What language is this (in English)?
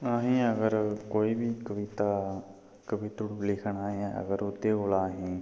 Dogri